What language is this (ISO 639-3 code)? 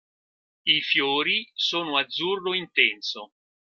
ita